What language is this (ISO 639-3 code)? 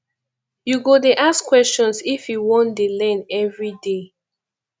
pcm